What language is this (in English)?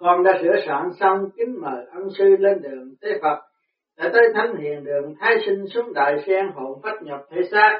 Vietnamese